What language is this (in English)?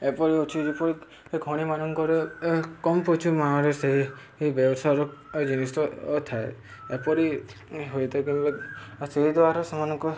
Odia